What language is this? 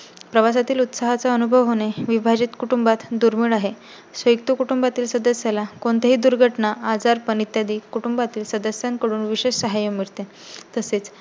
Marathi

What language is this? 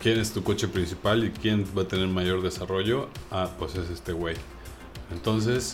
Spanish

